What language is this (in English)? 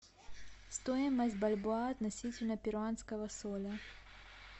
Russian